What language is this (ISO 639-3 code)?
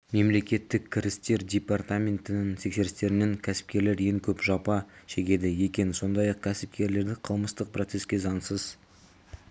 kaz